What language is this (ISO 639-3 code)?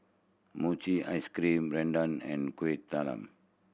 eng